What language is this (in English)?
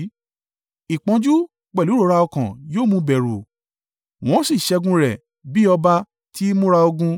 Yoruba